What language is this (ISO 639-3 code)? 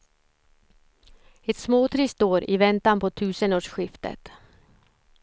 swe